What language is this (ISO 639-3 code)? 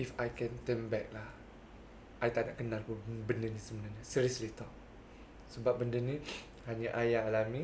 msa